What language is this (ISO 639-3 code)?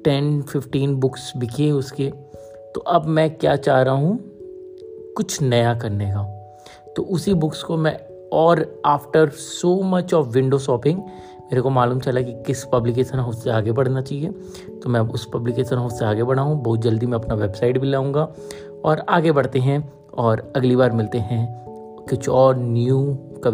hin